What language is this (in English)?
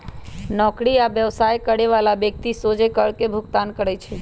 Magahi